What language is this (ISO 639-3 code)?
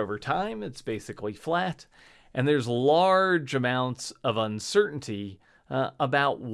eng